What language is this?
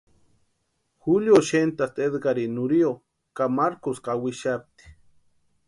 Western Highland Purepecha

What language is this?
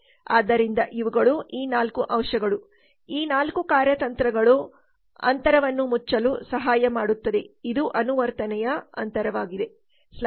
Kannada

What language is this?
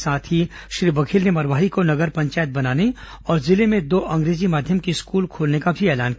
Hindi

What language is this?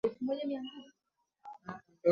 Swahili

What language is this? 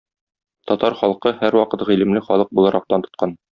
Tatar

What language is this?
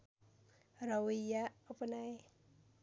Nepali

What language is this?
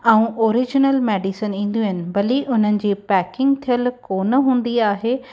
Sindhi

